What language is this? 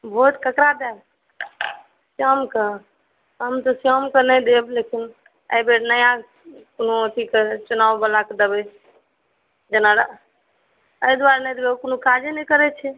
Maithili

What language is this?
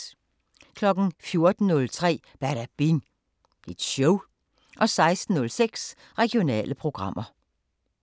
Danish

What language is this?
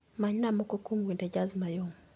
Luo (Kenya and Tanzania)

